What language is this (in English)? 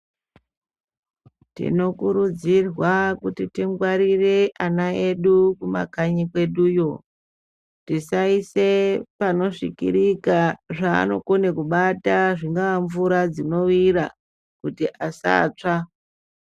Ndau